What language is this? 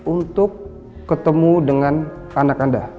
Indonesian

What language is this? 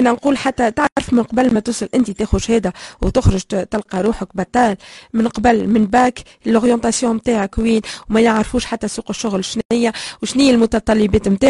Arabic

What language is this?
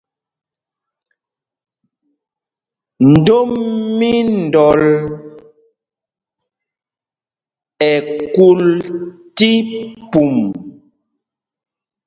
Mpumpong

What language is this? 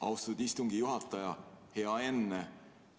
Estonian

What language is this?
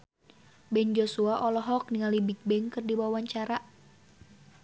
Sundanese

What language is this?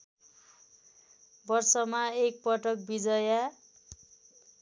Nepali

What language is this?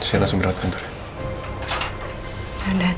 Indonesian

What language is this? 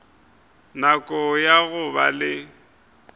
Northern Sotho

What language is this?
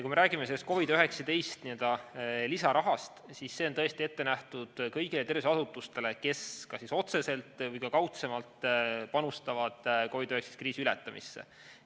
Estonian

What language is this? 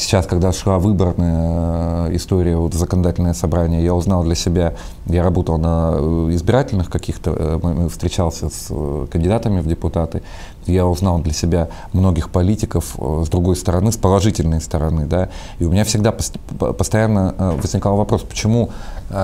Russian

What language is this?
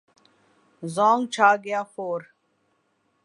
Urdu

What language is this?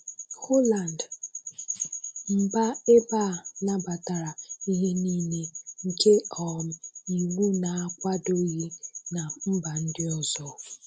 Igbo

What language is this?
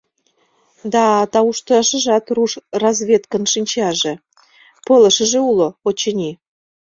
Mari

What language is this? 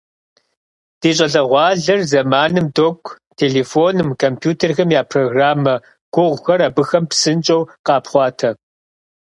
Kabardian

